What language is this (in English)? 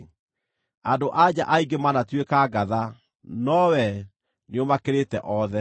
Kikuyu